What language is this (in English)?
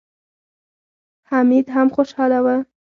Pashto